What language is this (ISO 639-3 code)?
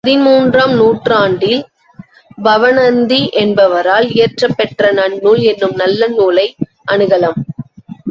tam